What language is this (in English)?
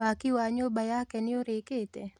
Kikuyu